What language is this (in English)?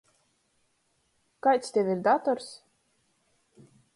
Latgalian